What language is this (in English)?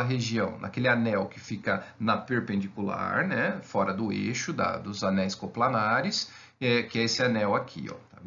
Portuguese